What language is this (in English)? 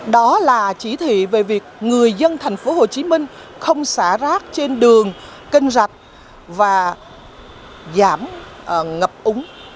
Vietnamese